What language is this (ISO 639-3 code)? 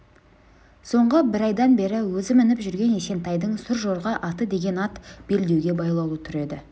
kaz